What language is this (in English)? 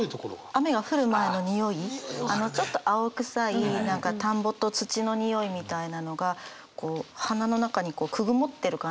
Japanese